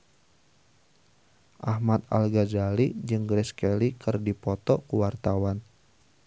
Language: Sundanese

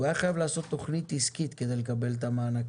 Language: Hebrew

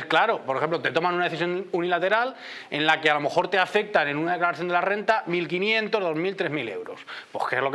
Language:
Spanish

